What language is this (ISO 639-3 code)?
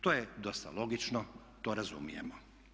hrv